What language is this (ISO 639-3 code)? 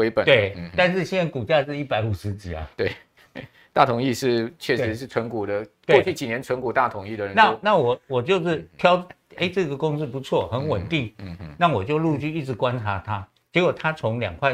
zho